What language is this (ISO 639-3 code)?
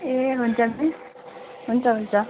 nep